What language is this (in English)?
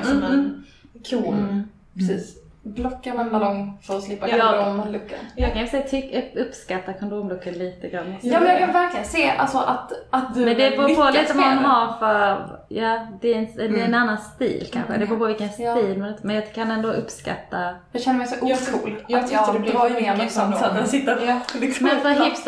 Swedish